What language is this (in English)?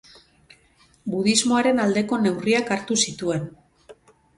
Basque